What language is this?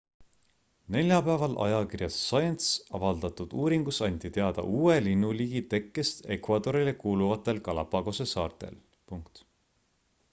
Estonian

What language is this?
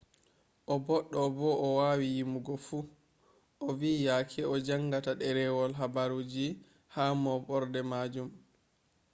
Fula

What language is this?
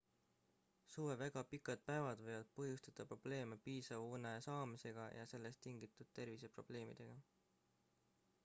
Estonian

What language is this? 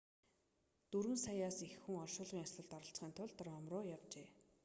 Mongolian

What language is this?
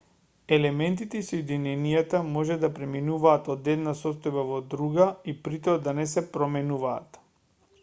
Macedonian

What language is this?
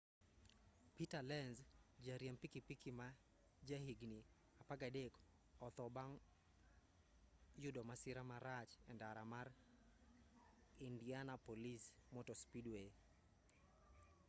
Luo (Kenya and Tanzania)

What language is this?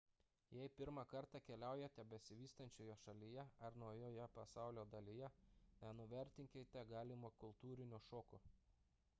Lithuanian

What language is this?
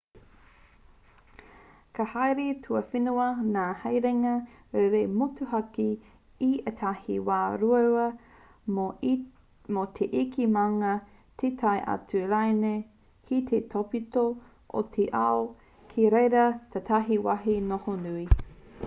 Māori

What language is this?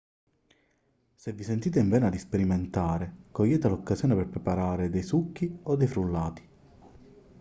Italian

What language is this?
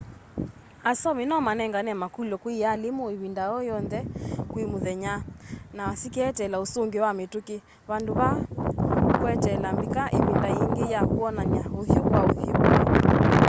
Kamba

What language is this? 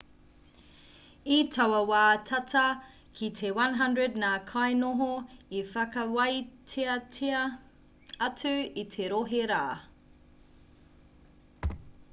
Māori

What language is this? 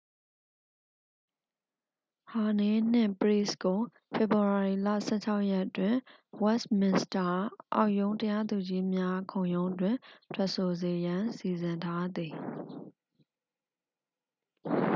Burmese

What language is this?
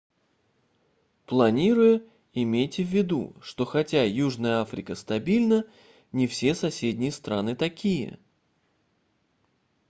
Russian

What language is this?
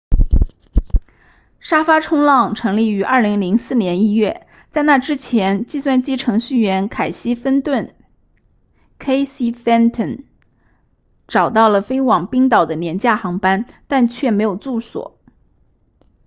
Chinese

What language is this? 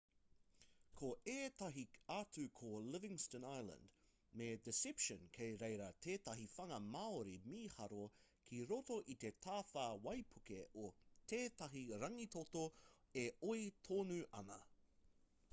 Māori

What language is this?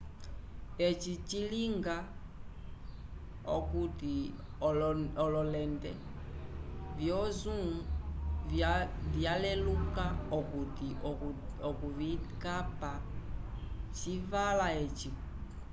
Umbundu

